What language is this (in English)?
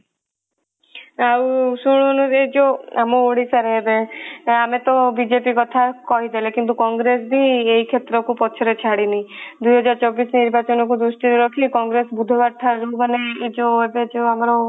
Odia